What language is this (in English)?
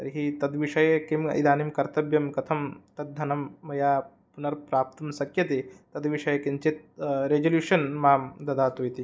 Sanskrit